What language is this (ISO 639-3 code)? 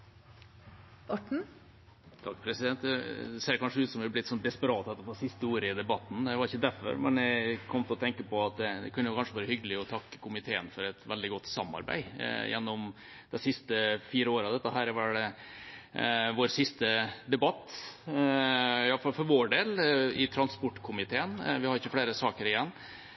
nor